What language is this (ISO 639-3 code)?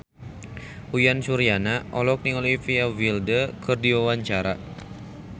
sun